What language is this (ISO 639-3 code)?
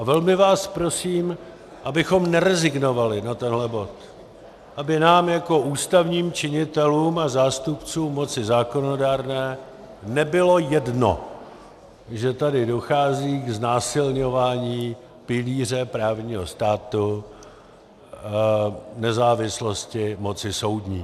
ces